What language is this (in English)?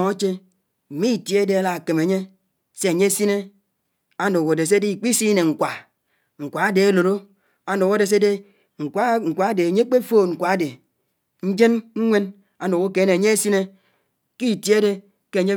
Anaang